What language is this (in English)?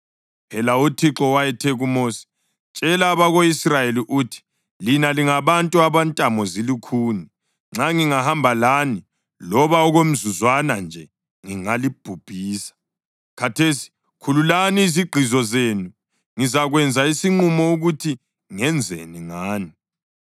North Ndebele